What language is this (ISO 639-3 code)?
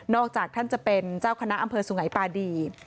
tha